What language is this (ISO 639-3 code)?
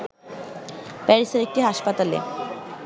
ben